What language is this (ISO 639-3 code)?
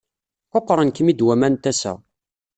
kab